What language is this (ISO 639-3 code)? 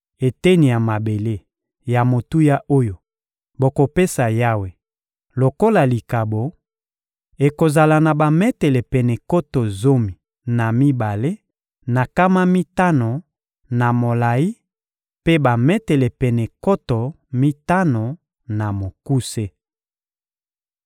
lin